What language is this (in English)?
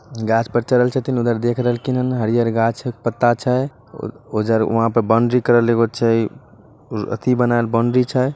Magahi